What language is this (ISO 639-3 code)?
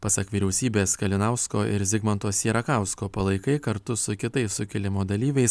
lit